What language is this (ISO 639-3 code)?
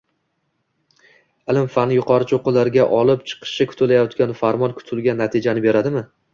uzb